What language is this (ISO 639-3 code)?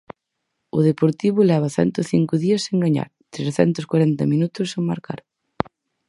glg